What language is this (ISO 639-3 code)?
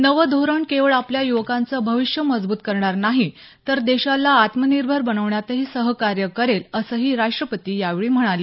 mar